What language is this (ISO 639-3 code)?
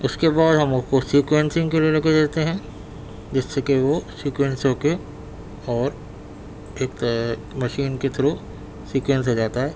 urd